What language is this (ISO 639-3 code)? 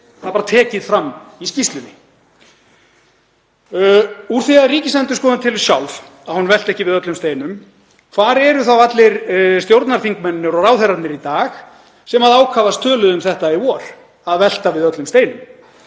isl